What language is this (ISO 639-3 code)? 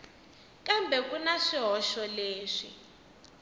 tso